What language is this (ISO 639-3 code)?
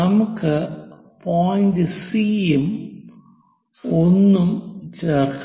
mal